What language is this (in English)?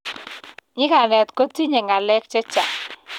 Kalenjin